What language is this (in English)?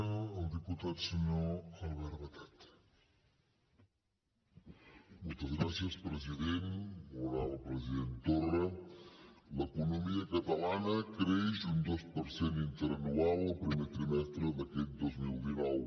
Catalan